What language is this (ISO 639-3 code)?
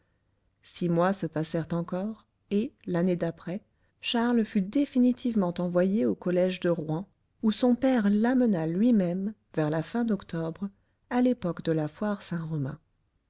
fra